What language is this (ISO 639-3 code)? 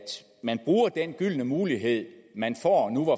dan